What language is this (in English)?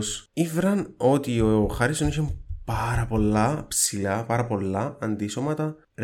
Greek